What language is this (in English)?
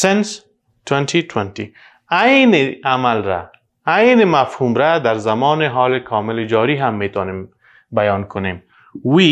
Persian